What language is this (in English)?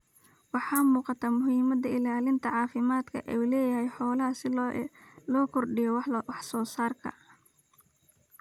Somali